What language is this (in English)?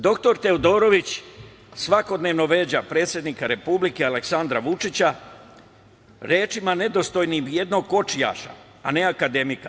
Serbian